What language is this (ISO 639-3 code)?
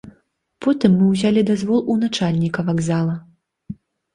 bel